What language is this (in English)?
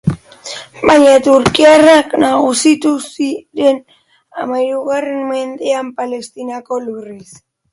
Basque